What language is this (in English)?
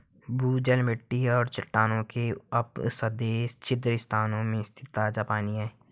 Hindi